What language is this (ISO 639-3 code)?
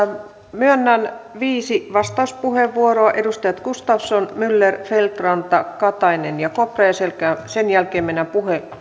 fin